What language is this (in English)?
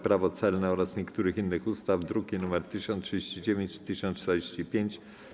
Polish